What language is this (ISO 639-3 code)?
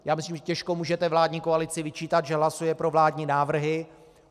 ces